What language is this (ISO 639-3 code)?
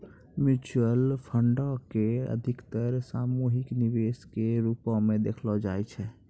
mai